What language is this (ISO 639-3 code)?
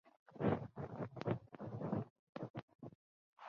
zho